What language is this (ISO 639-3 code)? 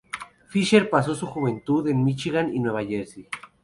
spa